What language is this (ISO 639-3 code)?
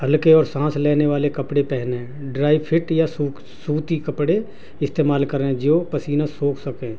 urd